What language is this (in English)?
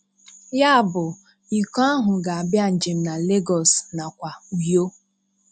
Igbo